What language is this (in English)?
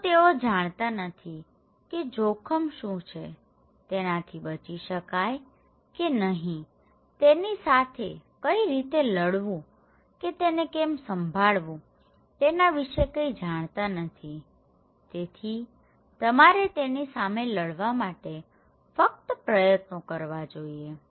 Gujarati